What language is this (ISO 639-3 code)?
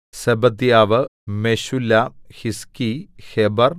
mal